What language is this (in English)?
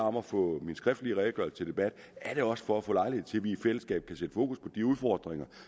Danish